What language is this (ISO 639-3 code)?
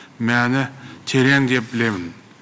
kaz